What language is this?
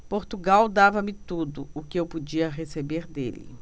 Portuguese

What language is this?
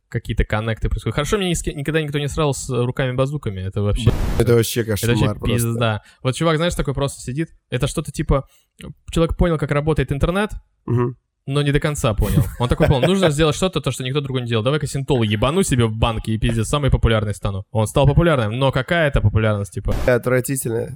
Russian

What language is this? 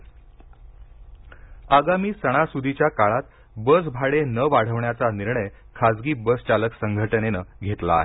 Marathi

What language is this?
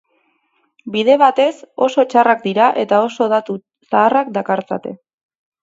Basque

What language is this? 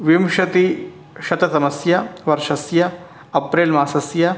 Sanskrit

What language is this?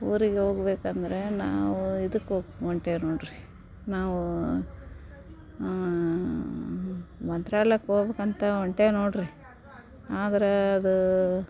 Kannada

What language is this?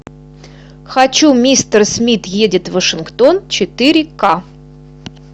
Russian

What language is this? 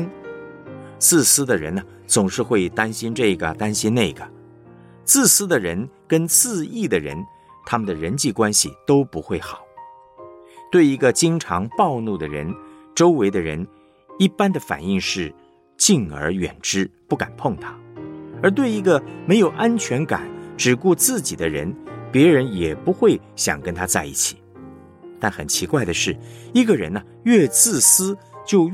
Chinese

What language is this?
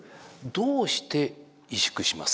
Japanese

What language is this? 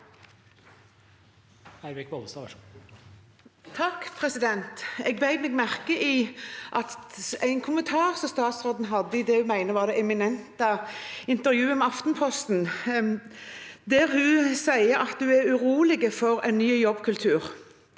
Norwegian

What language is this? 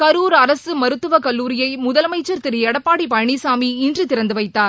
Tamil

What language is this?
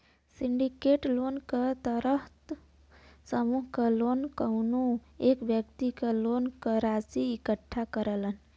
Bhojpuri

